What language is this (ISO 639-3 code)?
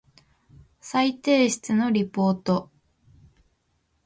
jpn